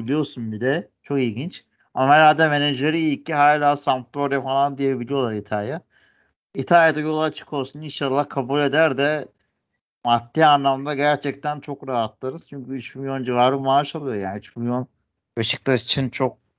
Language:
Turkish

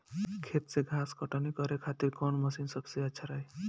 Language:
Bhojpuri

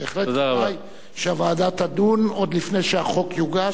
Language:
Hebrew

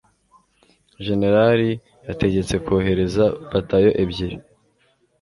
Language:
Kinyarwanda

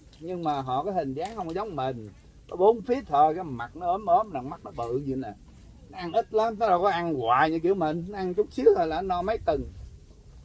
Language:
Vietnamese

